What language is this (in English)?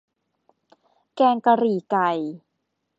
Thai